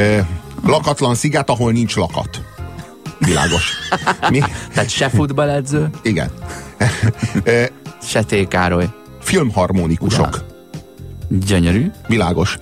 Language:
Hungarian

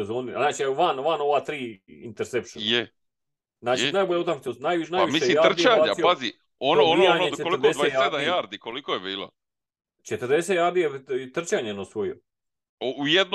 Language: Croatian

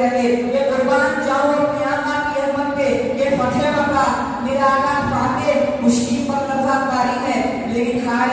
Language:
Hindi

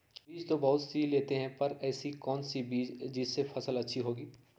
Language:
Magahi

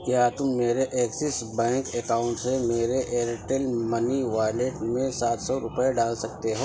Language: Urdu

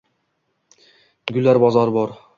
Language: Uzbek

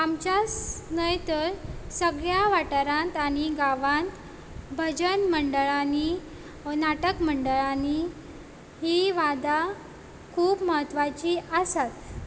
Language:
Konkani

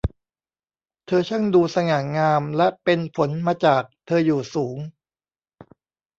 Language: Thai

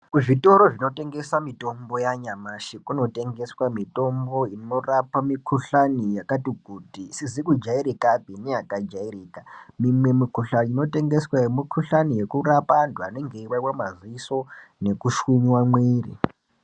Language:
Ndau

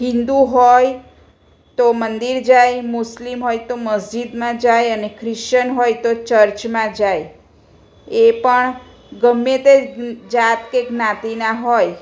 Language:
Gujarati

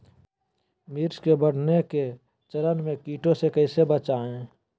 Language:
Magahi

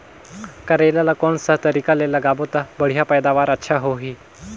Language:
Chhattisgarhi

